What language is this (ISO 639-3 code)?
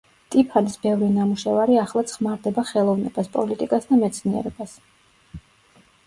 kat